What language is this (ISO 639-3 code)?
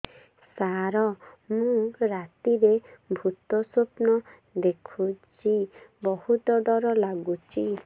ori